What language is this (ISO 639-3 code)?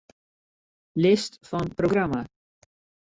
fry